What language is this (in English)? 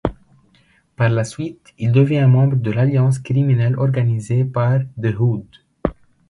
French